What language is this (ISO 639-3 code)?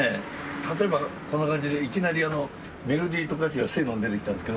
jpn